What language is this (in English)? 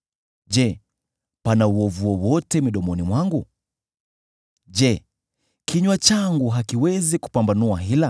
Swahili